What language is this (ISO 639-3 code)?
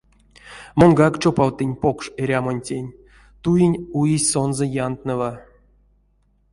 myv